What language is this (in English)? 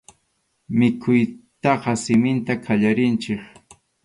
Arequipa-La Unión Quechua